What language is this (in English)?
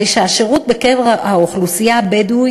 Hebrew